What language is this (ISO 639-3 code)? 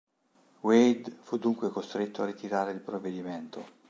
ita